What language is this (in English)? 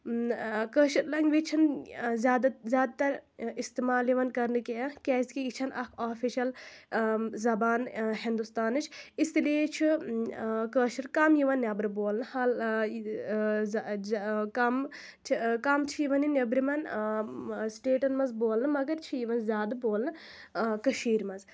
Kashmiri